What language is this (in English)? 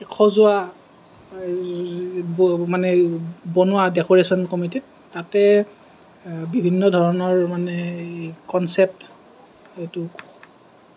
Assamese